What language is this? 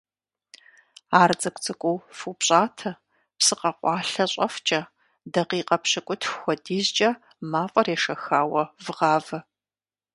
Kabardian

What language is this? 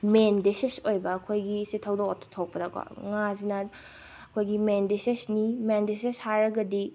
Manipuri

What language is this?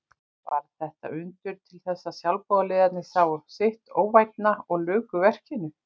Icelandic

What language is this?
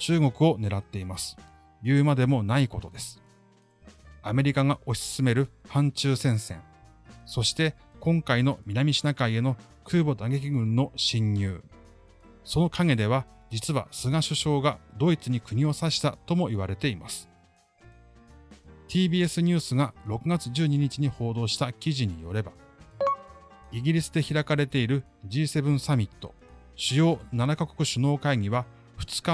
Japanese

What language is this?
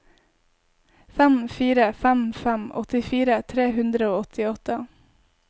Norwegian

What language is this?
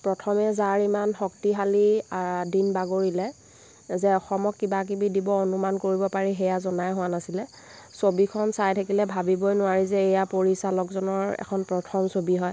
Assamese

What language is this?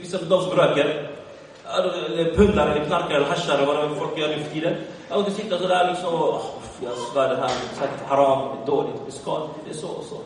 Swedish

